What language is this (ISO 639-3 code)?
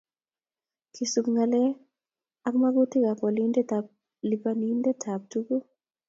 kln